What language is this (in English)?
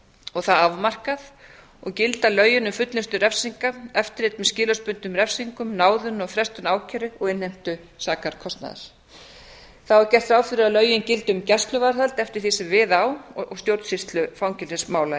Icelandic